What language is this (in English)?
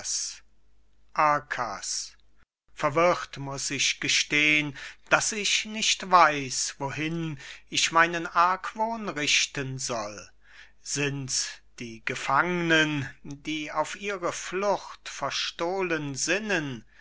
German